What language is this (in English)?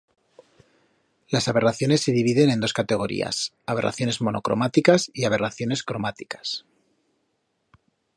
Spanish